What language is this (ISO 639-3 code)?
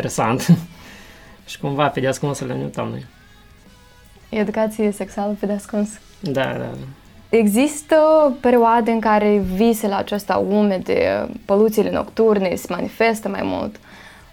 ron